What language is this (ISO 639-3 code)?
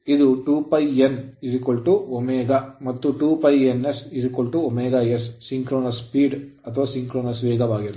kan